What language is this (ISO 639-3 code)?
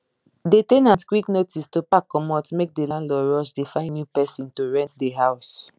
pcm